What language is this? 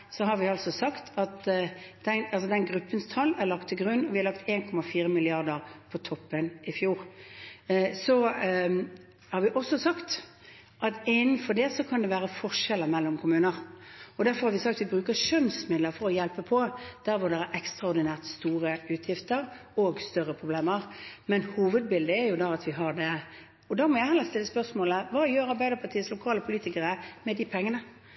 Norwegian Bokmål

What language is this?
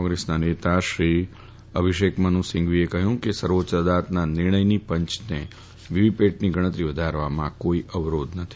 Gujarati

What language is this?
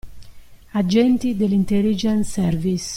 Italian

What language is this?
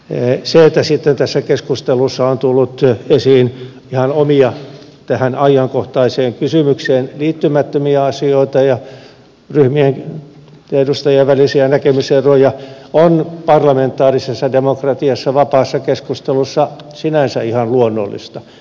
Finnish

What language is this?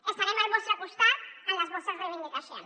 Catalan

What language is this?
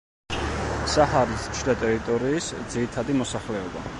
Georgian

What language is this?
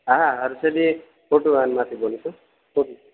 Gujarati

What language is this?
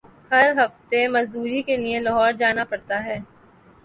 Urdu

